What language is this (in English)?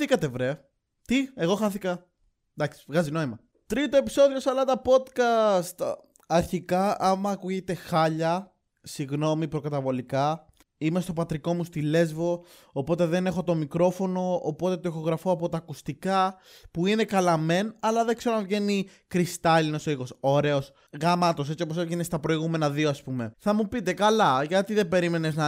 Greek